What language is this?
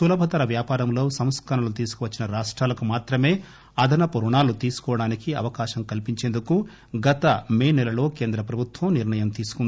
Telugu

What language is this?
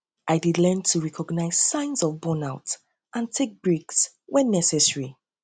Nigerian Pidgin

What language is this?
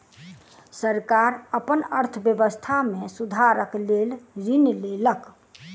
Maithili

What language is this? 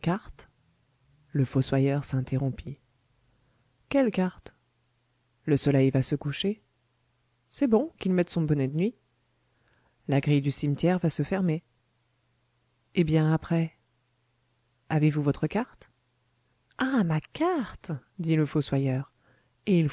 French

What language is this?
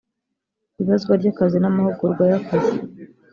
Kinyarwanda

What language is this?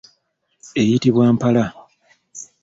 Ganda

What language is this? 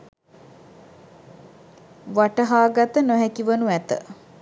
Sinhala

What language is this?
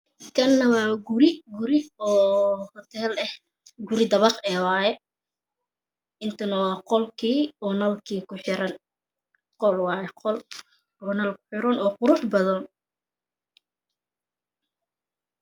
Somali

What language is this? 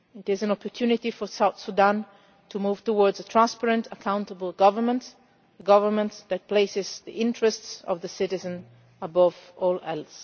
English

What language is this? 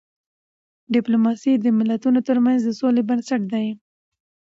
Pashto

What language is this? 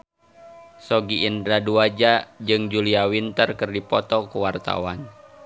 Sundanese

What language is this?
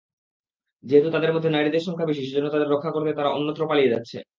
Bangla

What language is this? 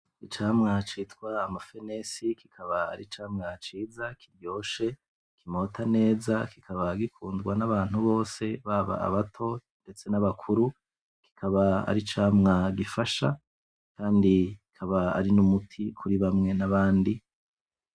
Rundi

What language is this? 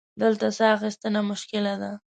Pashto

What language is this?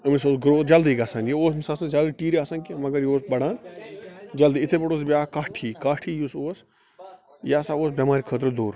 Kashmiri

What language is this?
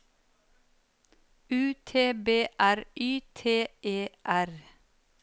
Norwegian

